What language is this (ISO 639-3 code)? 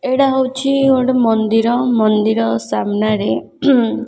ori